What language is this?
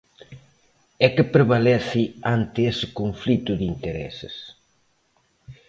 Galician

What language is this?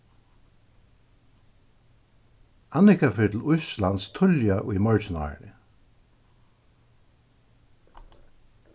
Faroese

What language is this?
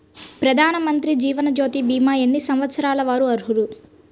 Telugu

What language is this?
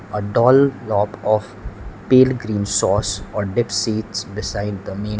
English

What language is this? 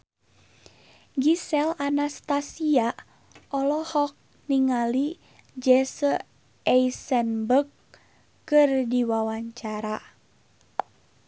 Sundanese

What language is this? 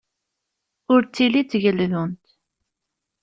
Kabyle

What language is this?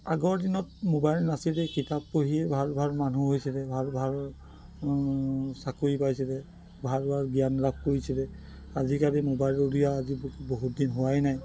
Assamese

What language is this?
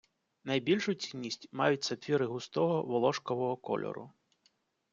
Ukrainian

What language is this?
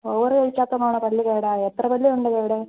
Malayalam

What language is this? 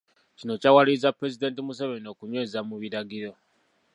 Ganda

